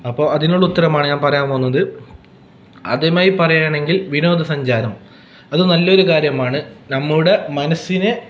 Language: Malayalam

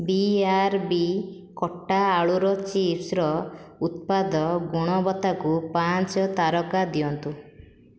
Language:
Odia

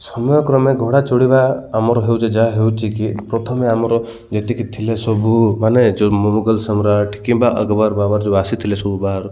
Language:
Odia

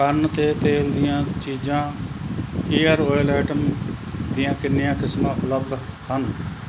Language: Punjabi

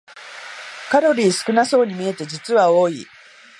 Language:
Japanese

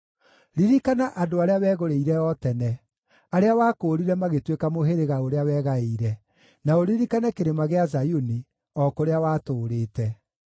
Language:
Kikuyu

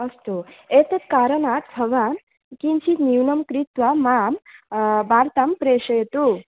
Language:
Sanskrit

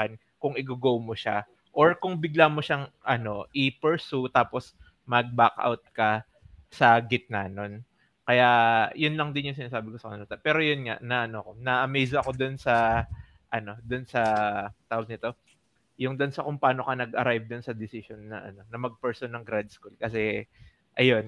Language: Filipino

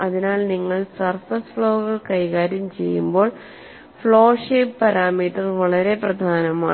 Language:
Malayalam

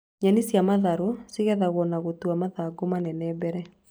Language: Kikuyu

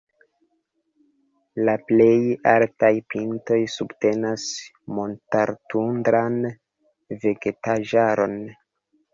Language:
Esperanto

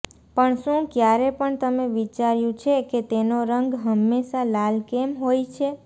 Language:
Gujarati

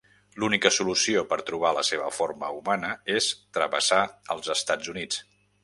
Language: Catalan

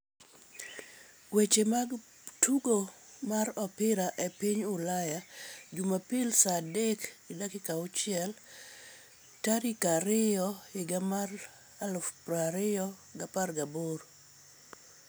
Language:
Luo (Kenya and Tanzania)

